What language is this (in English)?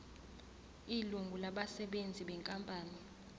Zulu